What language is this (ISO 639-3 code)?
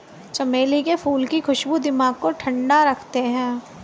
hin